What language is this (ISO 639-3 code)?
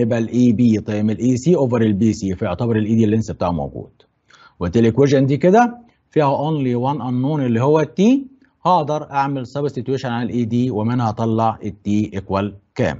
ara